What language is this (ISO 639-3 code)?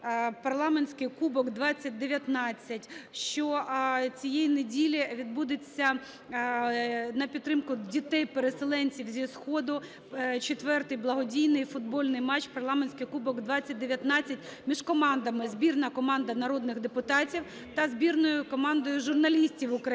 ukr